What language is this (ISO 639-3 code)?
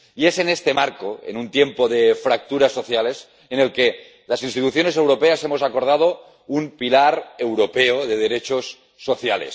spa